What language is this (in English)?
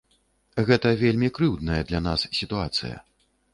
Belarusian